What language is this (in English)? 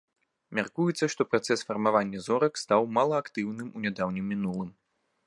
Belarusian